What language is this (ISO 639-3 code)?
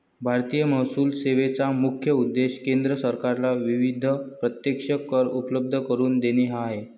mar